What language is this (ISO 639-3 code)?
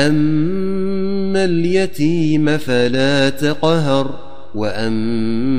ara